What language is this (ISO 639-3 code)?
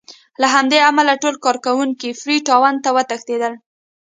pus